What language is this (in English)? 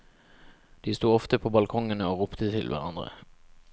Norwegian